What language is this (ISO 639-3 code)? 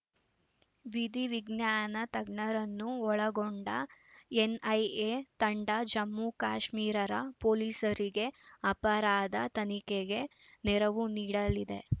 kan